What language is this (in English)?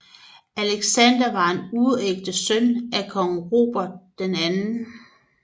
Danish